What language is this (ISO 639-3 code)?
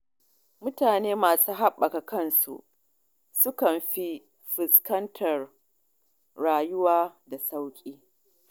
hau